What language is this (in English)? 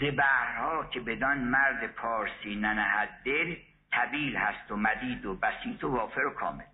Persian